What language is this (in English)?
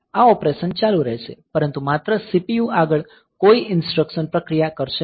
Gujarati